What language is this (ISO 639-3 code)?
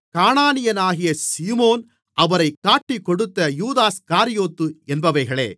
tam